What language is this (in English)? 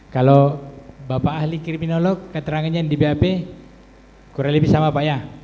Indonesian